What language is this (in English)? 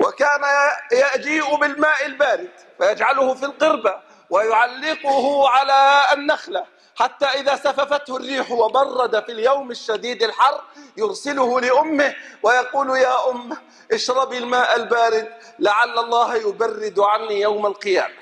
Arabic